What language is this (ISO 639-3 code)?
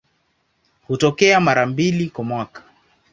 swa